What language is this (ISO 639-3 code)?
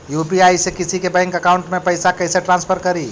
mag